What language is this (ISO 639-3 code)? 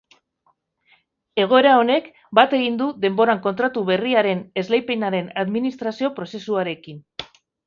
eus